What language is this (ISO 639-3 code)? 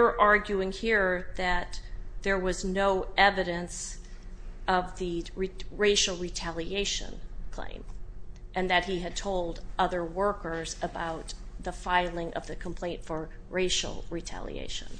eng